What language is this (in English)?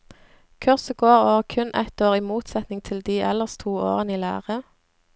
Norwegian